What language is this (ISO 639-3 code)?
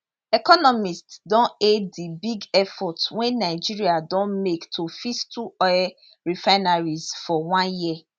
pcm